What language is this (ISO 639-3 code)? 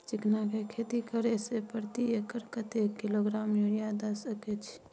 mai